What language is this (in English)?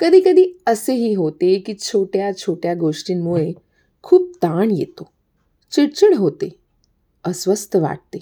Hindi